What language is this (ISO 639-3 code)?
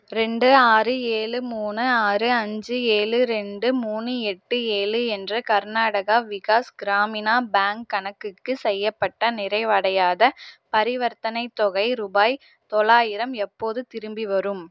tam